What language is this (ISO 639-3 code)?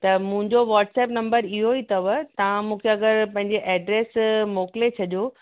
snd